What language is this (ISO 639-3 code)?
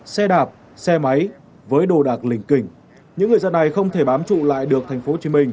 vie